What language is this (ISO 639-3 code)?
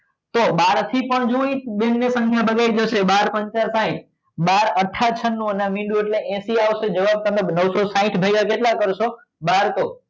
guj